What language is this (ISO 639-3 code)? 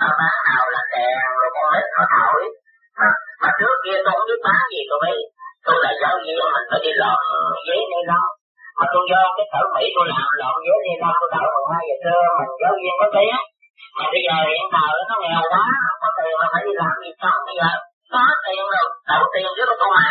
vie